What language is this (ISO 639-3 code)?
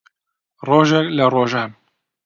ckb